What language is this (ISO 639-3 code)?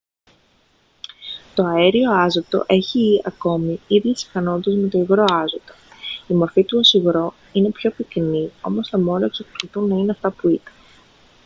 ell